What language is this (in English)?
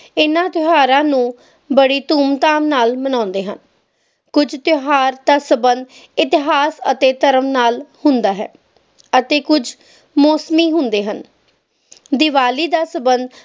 Punjabi